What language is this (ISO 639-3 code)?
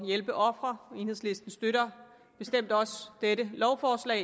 dan